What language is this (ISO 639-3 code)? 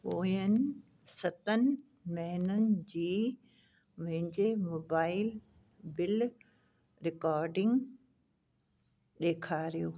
snd